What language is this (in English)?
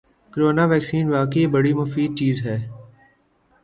Urdu